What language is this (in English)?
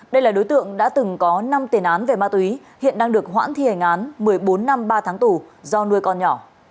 Vietnamese